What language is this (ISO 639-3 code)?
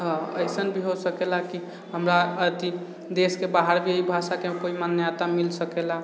mai